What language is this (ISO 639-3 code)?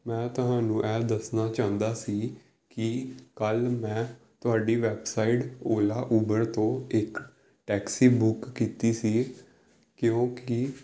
pan